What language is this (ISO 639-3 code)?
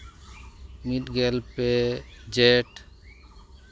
sat